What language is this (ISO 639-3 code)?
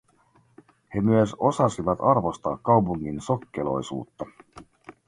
fin